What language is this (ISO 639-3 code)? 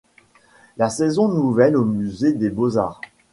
fra